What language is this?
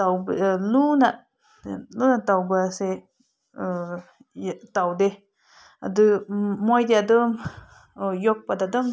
Manipuri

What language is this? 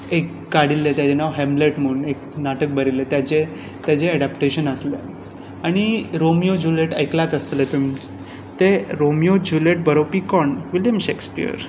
Konkani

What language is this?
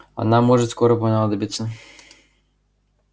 Russian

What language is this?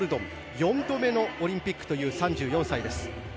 Japanese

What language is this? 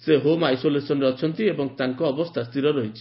Odia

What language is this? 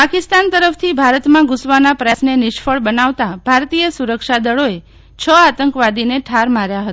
Gujarati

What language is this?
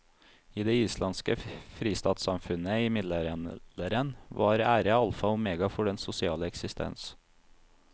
Norwegian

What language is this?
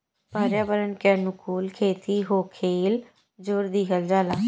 Bhojpuri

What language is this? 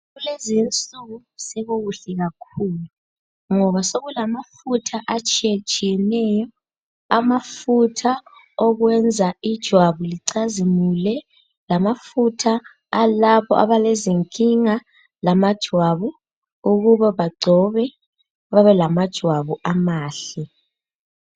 North Ndebele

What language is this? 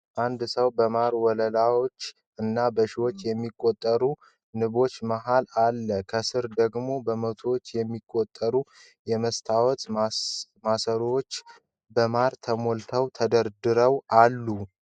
Amharic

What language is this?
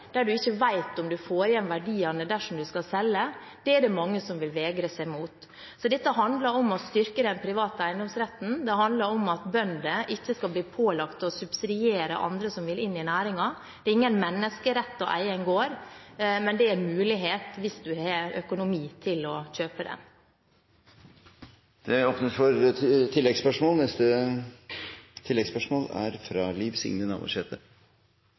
Norwegian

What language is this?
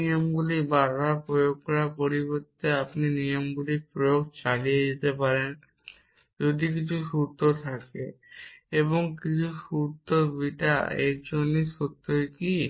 Bangla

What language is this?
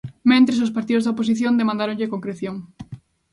Galician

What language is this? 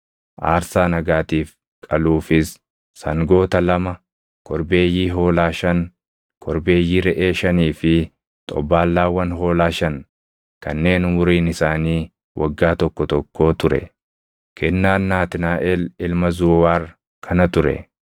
Oromo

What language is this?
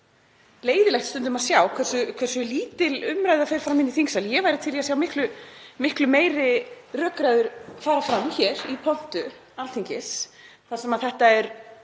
Icelandic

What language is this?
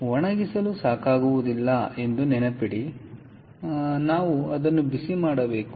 Kannada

